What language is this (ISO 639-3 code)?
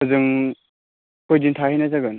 brx